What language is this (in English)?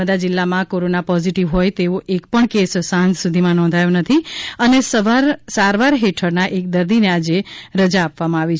Gujarati